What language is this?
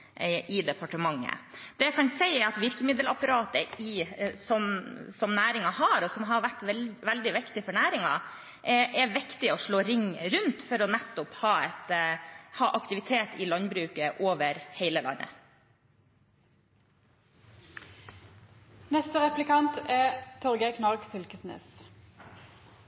Norwegian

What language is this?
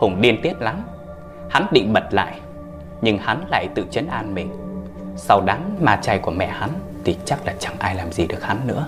Vietnamese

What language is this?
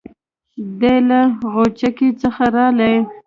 Pashto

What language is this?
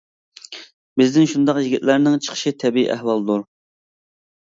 Uyghur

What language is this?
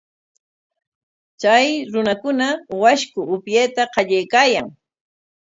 Corongo Ancash Quechua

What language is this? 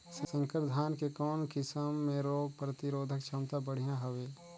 Chhattisgarhi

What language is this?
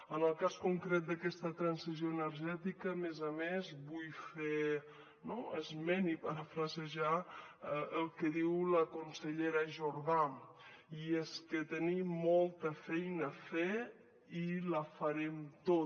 Catalan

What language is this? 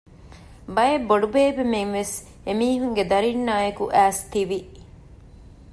Divehi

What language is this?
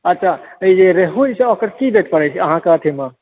Maithili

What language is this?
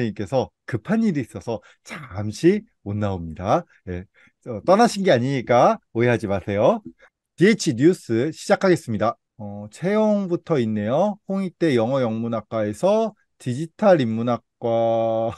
Korean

